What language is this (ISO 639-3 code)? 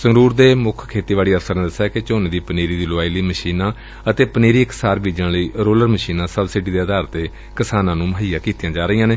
pan